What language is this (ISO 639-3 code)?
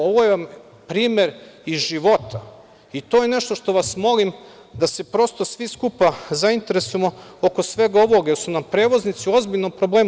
srp